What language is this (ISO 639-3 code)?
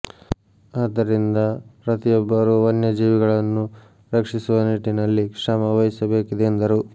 kan